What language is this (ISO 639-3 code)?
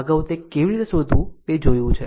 guj